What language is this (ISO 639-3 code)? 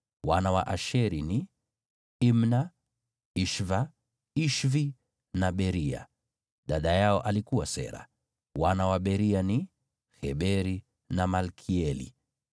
swa